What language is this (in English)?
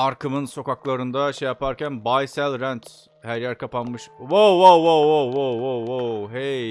Turkish